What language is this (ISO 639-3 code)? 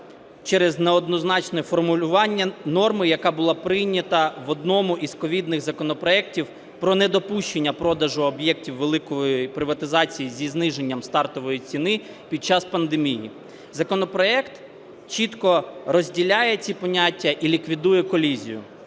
ukr